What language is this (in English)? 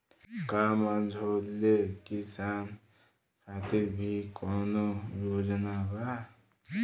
Bhojpuri